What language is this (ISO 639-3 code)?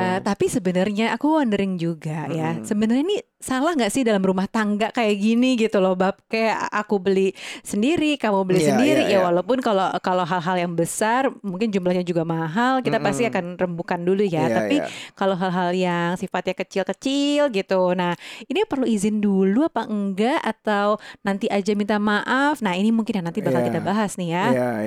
ind